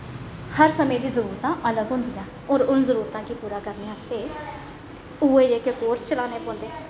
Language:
Dogri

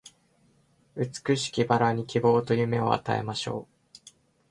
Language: Japanese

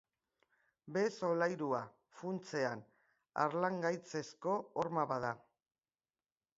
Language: Basque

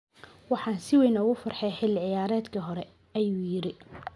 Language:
Somali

